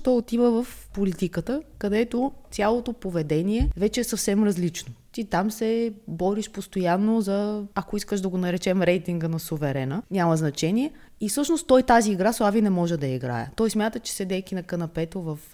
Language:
Bulgarian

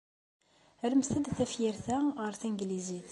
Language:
Kabyle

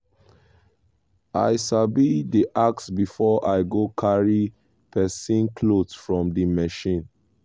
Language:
Nigerian Pidgin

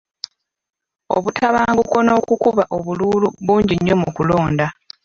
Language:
Ganda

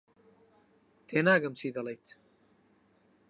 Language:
Central Kurdish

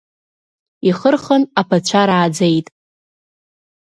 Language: Abkhazian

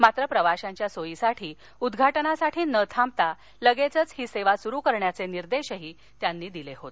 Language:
Marathi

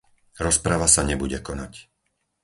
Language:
Slovak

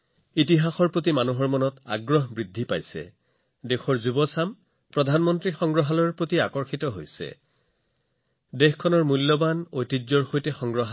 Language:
Assamese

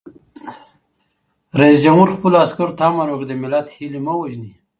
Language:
Pashto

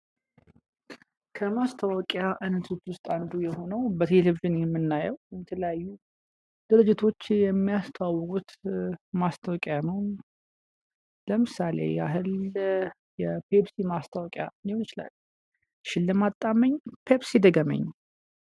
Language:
Amharic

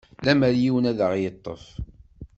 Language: Kabyle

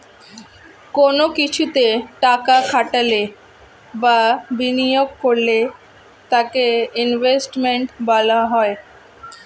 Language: Bangla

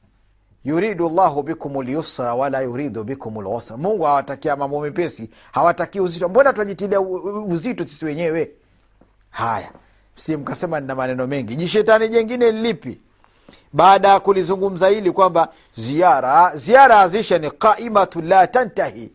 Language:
Swahili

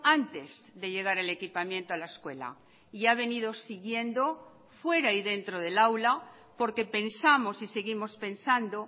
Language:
Spanish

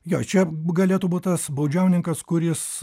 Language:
Lithuanian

